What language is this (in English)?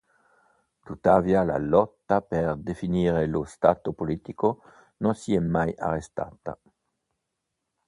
Italian